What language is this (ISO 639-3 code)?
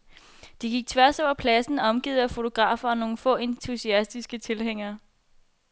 dan